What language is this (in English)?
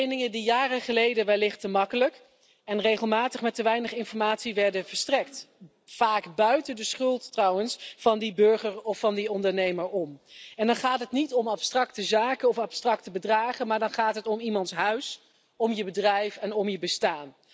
Dutch